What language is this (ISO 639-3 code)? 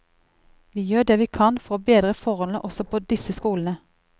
nor